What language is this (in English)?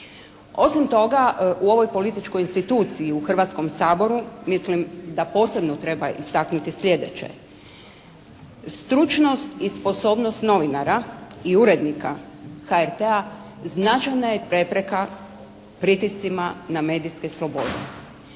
Croatian